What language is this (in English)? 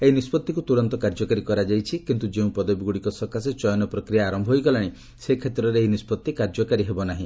Odia